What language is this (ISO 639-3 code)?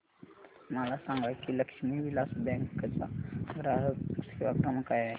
mar